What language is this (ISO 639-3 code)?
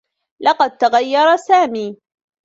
ara